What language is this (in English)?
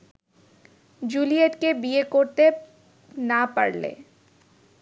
Bangla